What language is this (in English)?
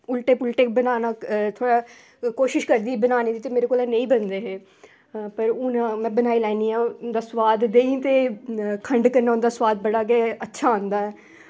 Dogri